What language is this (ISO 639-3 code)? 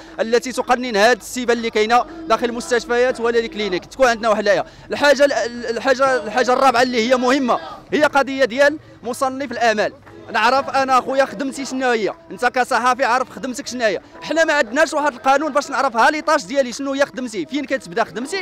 ara